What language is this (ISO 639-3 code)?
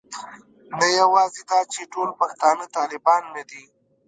pus